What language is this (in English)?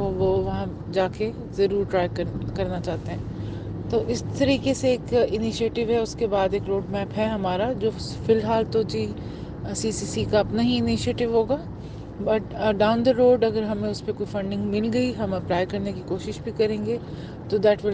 Urdu